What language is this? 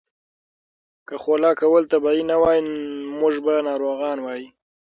Pashto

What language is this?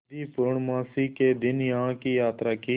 Hindi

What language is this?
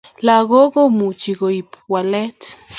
Kalenjin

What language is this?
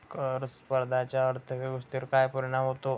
Marathi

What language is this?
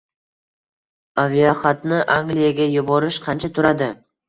Uzbek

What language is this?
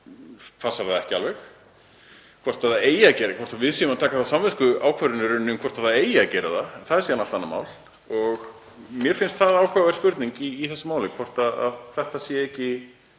Icelandic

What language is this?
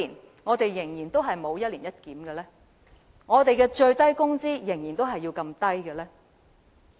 Cantonese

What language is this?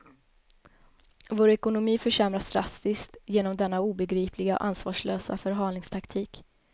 Swedish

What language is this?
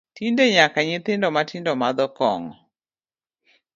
Luo (Kenya and Tanzania)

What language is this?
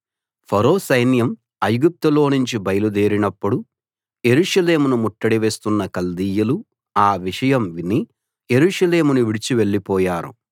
Telugu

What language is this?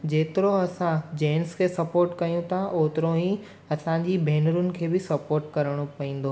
Sindhi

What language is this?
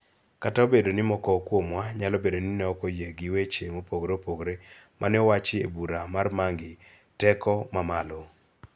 Luo (Kenya and Tanzania)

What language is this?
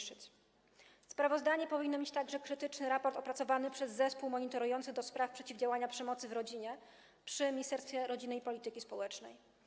Polish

